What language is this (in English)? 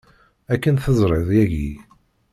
Kabyle